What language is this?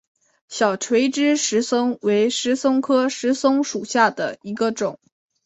Chinese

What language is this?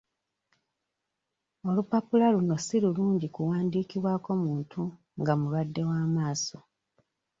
Ganda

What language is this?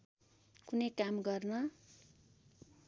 Nepali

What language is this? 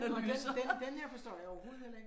Danish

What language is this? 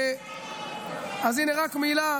Hebrew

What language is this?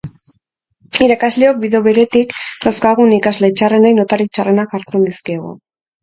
Basque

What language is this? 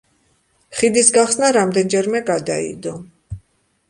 Georgian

